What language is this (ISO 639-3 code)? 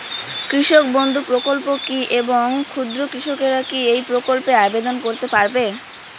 ben